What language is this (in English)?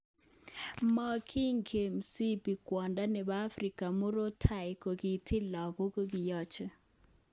Kalenjin